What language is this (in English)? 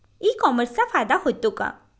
Marathi